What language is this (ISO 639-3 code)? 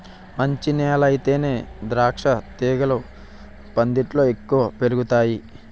tel